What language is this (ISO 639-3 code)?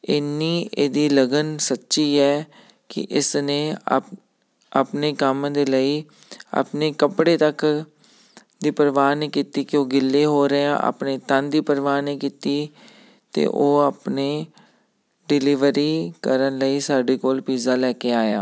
pan